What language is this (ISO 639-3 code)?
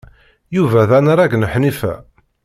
kab